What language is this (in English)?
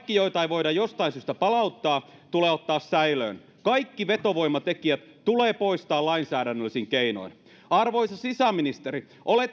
Finnish